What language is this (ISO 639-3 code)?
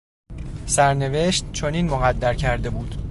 fas